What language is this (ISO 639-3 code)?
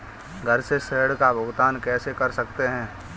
hin